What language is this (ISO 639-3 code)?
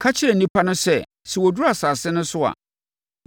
aka